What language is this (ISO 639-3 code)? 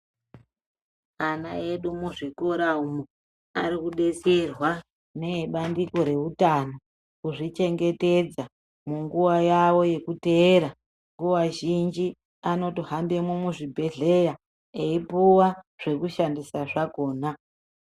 ndc